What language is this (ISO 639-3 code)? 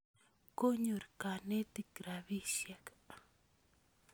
kln